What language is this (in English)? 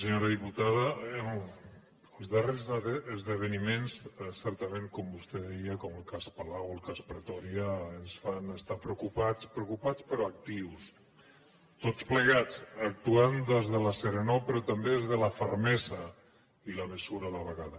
Catalan